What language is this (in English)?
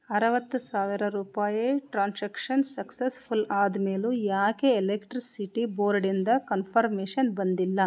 Kannada